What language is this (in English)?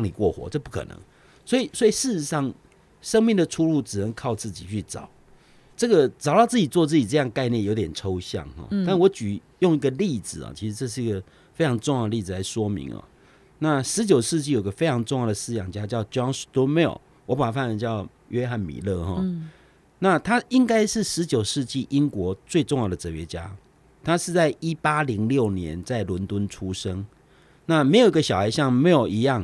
Chinese